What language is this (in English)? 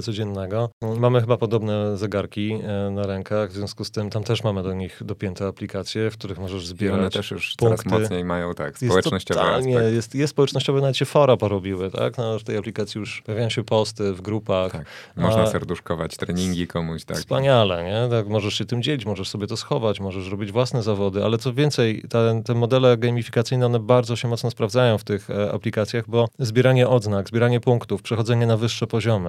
Polish